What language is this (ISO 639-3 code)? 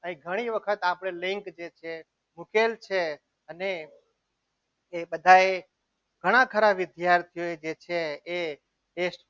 guj